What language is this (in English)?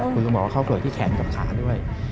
Thai